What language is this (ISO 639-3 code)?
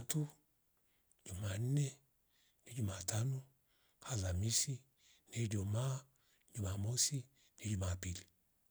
rof